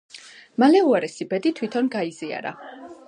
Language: Georgian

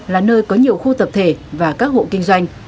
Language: Vietnamese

